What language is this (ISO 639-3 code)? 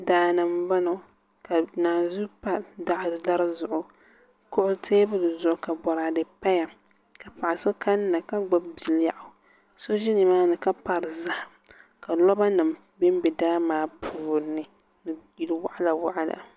dag